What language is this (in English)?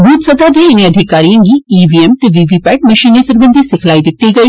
Dogri